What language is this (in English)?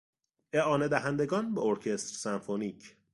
Persian